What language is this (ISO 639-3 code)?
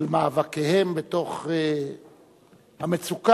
heb